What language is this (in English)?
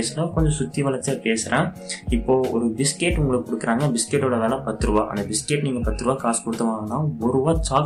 Tamil